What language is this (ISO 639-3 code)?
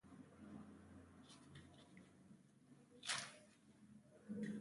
pus